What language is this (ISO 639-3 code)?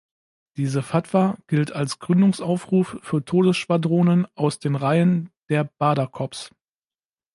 deu